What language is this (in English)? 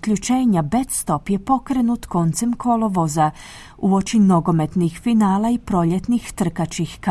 Croatian